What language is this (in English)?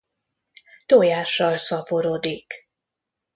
Hungarian